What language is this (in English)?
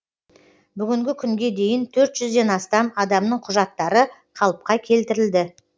Kazakh